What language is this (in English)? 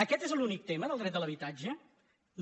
Catalan